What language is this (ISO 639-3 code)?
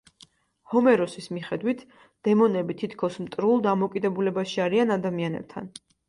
kat